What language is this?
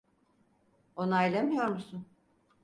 Turkish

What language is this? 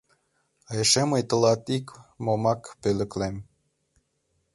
Mari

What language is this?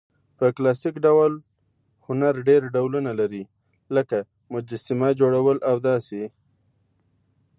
Pashto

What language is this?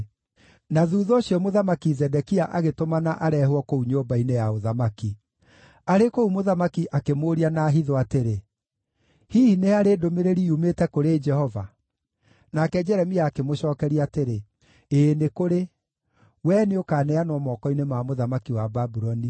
Kikuyu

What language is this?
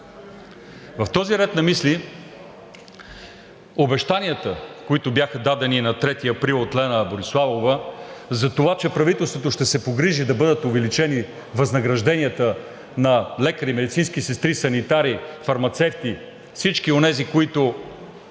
Bulgarian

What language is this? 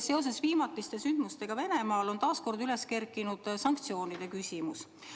Estonian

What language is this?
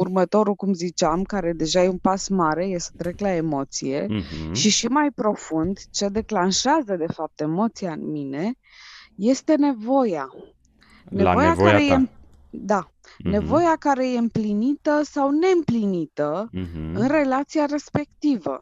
Romanian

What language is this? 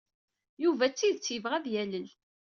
Kabyle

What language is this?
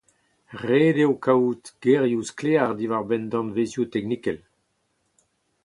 Breton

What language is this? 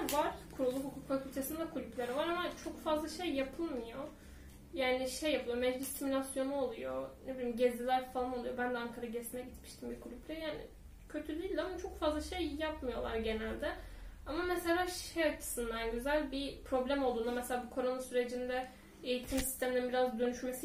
Turkish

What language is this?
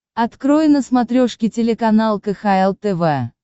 Russian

